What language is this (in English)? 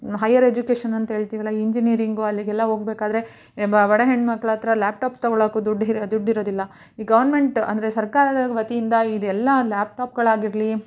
Kannada